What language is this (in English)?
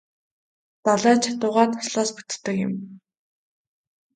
Mongolian